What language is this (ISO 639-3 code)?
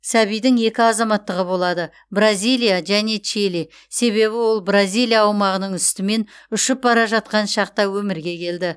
kaz